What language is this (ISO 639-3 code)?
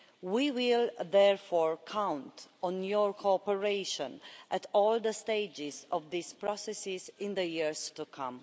eng